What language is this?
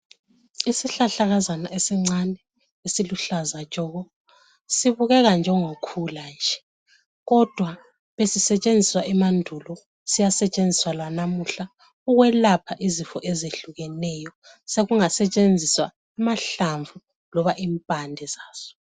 North Ndebele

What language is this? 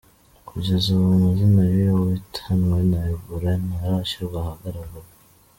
Kinyarwanda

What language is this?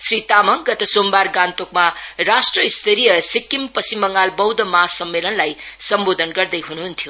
Nepali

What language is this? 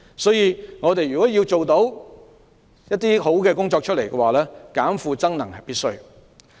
Cantonese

